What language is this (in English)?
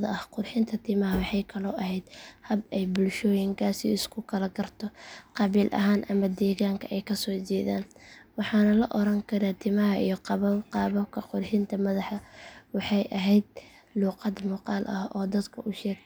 Somali